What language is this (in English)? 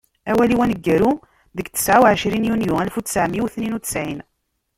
Kabyle